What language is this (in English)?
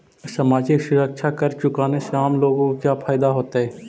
Magahi